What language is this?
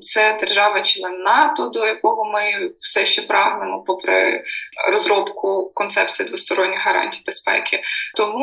Ukrainian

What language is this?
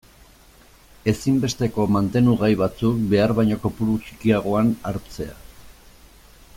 Basque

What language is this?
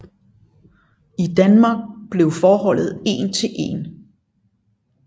Danish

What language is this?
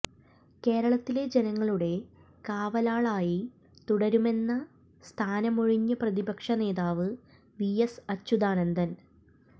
Malayalam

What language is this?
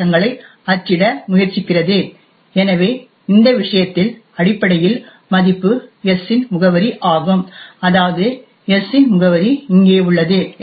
Tamil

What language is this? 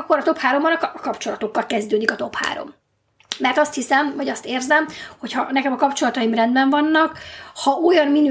Hungarian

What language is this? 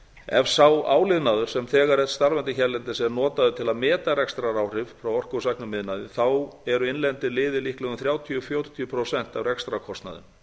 Icelandic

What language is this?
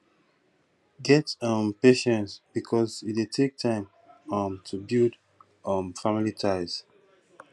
Nigerian Pidgin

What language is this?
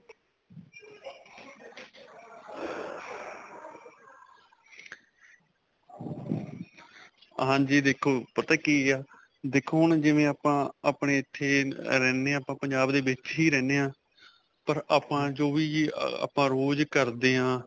Punjabi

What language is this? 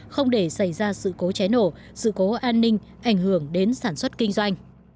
Vietnamese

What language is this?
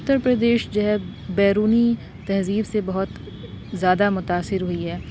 Urdu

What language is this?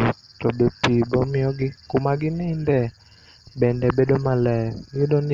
Luo (Kenya and Tanzania)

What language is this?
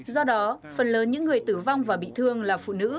Vietnamese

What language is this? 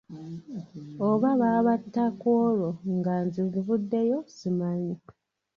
Ganda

